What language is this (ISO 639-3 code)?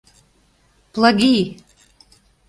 chm